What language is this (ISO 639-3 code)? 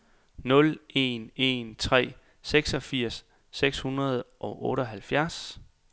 dan